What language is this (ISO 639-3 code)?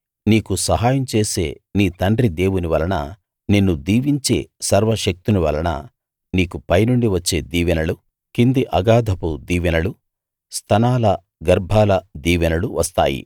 tel